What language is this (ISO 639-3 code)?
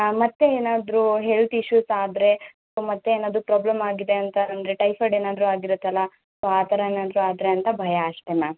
kan